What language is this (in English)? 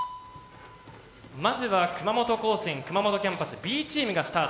Japanese